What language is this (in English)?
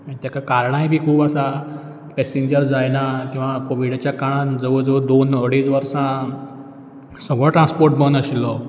Konkani